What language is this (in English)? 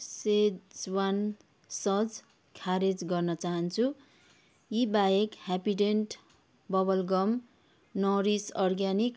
Nepali